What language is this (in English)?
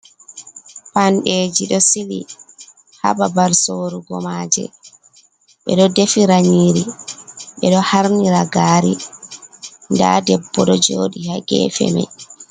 Fula